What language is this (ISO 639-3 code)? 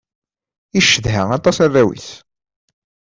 kab